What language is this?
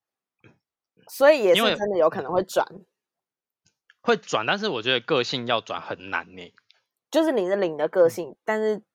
Chinese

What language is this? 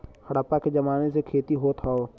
Bhojpuri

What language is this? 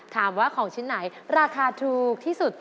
Thai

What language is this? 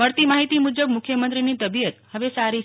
Gujarati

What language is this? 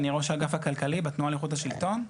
Hebrew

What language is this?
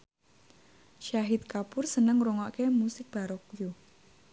Javanese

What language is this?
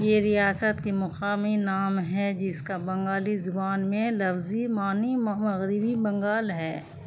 Urdu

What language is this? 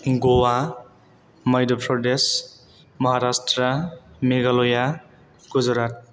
Bodo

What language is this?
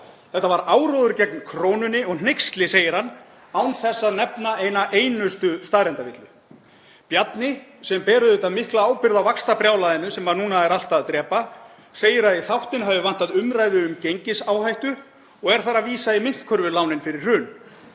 Icelandic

